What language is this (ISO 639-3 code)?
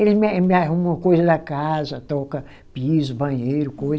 por